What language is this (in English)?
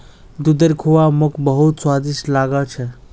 Magahi